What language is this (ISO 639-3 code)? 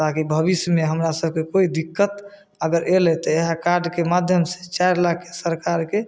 mai